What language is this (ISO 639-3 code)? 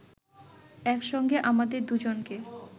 ben